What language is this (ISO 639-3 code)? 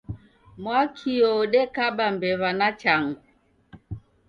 dav